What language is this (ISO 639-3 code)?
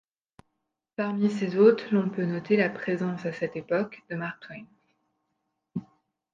fra